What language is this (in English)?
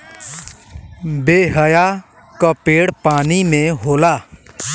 Bhojpuri